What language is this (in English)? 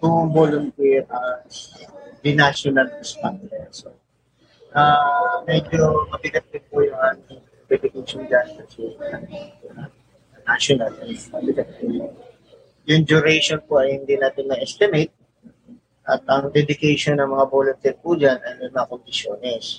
Filipino